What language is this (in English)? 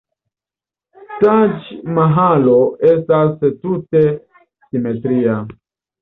Esperanto